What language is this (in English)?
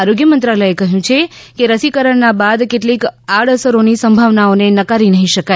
Gujarati